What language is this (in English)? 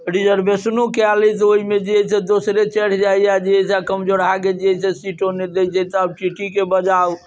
Maithili